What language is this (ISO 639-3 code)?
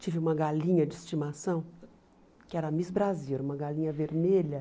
por